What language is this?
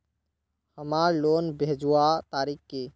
Magahi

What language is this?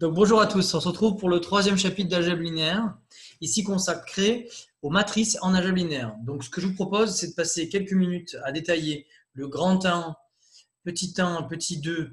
French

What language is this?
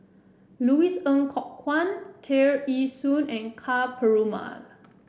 English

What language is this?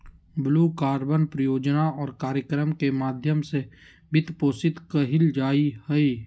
Magahi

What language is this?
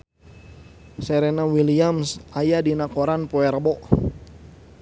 Sundanese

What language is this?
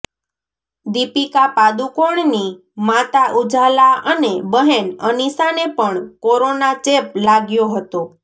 Gujarati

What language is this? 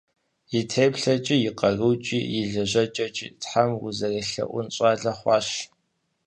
Kabardian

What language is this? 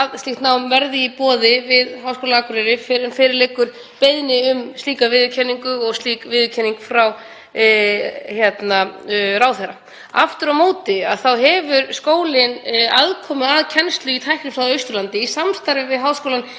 Icelandic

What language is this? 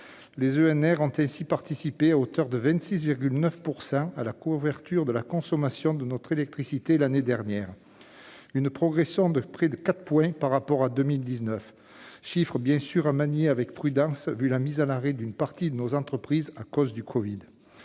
French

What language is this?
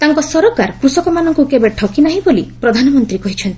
Odia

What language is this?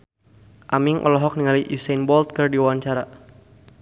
Sundanese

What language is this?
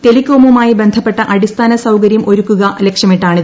Malayalam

